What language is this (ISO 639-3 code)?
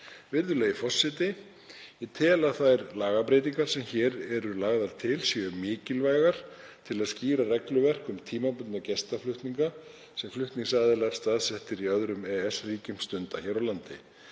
isl